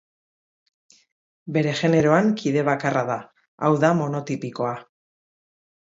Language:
Basque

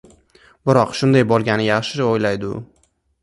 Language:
Uzbek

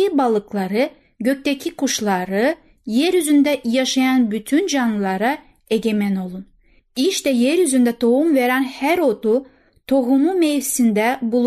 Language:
Turkish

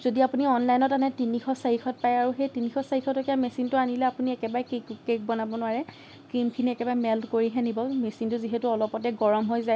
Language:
Assamese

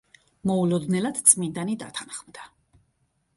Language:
Georgian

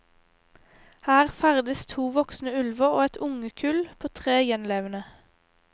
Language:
Norwegian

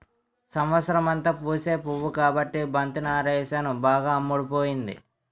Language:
Telugu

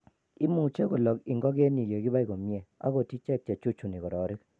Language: Kalenjin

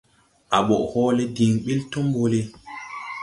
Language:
Tupuri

